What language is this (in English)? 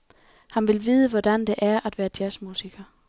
Danish